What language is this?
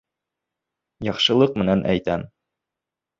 Bashkir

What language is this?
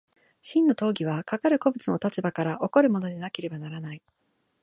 Japanese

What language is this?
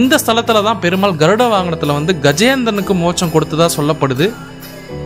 Tamil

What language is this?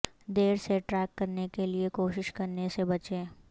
Urdu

